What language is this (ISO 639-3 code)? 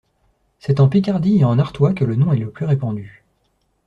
fra